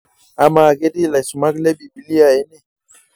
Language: Masai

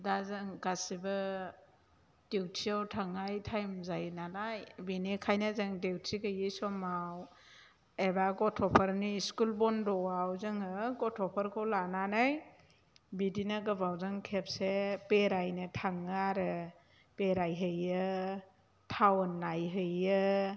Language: Bodo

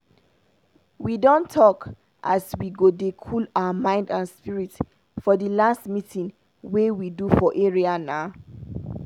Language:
Nigerian Pidgin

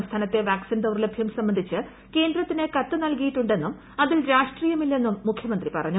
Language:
Malayalam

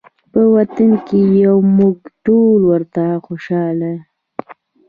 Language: Pashto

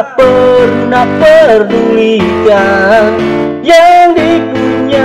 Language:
Indonesian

